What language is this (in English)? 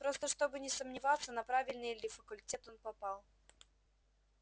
Russian